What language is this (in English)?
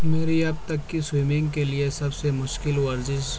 Urdu